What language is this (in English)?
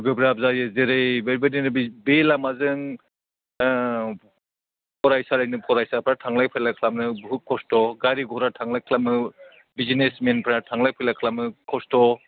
Bodo